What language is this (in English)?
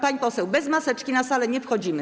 Polish